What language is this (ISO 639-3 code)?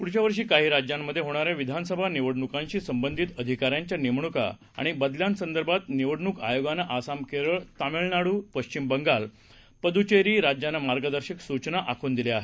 mar